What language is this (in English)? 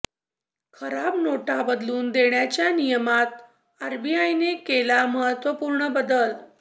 Marathi